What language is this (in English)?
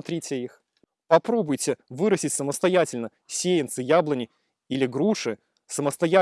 Russian